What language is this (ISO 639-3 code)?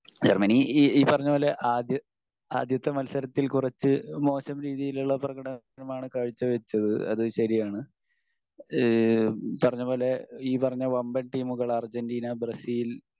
mal